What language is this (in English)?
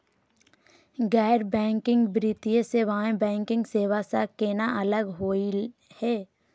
Magahi